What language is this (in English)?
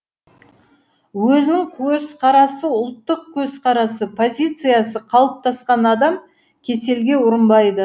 Kazakh